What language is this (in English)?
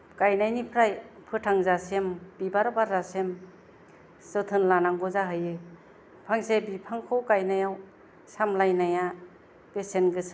Bodo